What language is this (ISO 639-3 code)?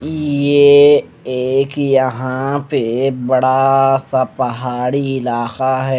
hin